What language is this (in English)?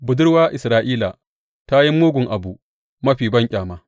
Hausa